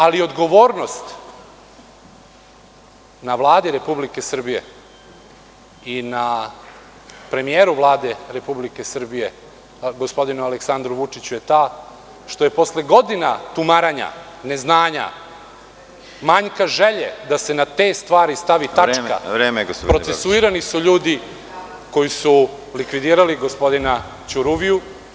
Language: Serbian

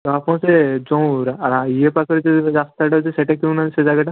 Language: Odia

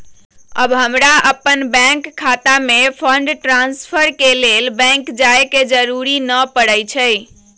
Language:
Magahi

